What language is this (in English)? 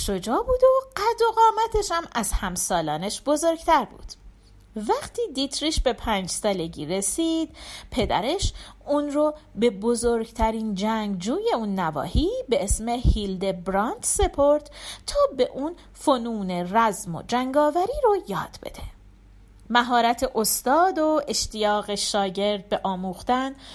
Persian